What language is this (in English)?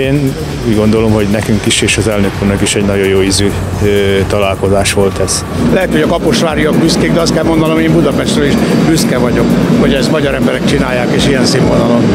Hungarian